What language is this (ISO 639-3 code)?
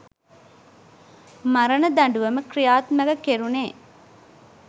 sin